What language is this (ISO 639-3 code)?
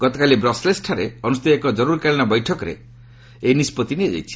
ori